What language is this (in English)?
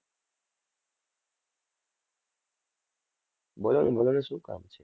Gujarati